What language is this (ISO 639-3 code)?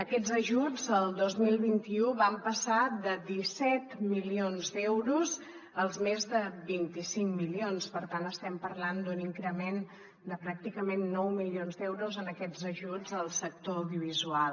cat